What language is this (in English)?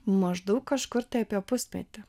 Lithuanian